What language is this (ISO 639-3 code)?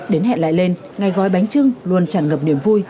vie